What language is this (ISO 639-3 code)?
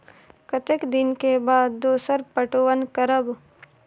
mai